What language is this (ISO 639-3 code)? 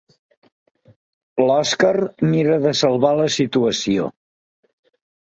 cat